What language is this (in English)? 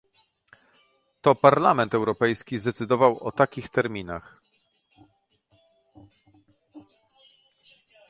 Polish